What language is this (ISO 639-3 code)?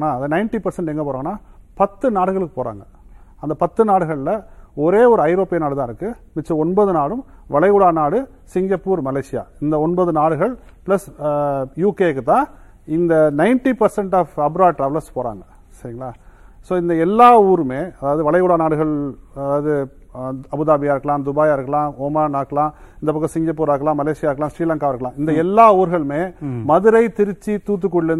tam